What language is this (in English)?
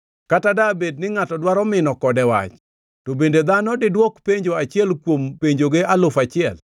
Luo (Kenya and Tanzania)